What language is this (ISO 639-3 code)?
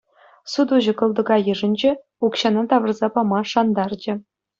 chv